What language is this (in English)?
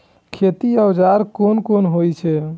Maithili